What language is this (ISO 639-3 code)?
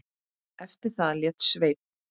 isl